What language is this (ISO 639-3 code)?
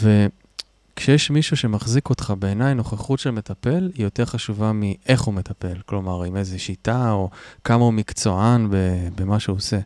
heb